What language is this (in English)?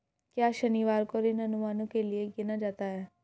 Hindi